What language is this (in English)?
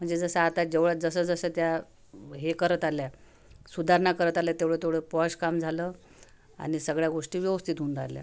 Marathi